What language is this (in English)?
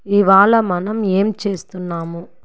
Telugu